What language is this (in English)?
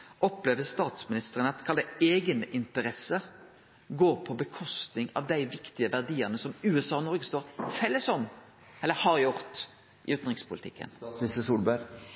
Norwegian Nynorsk